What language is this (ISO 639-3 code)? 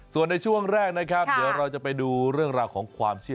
tha